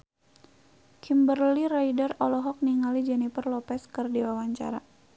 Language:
Sundanese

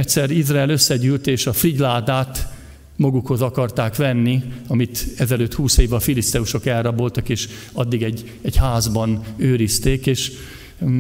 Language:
Hungarian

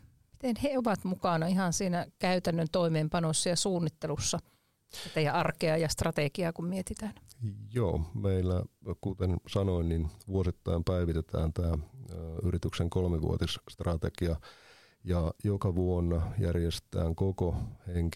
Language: Finnish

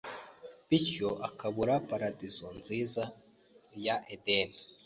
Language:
Kinyarwanda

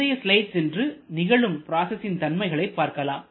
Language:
Tamil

